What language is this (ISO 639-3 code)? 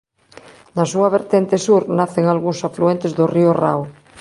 glg